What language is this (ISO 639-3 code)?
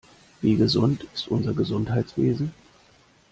deu